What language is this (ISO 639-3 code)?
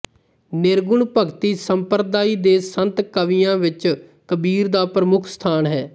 pan